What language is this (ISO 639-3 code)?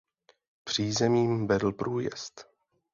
ces